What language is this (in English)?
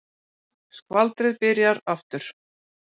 Icelandic